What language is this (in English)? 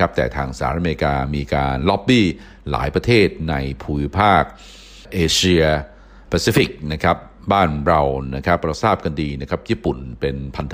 Thai